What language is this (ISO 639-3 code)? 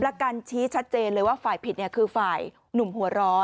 tha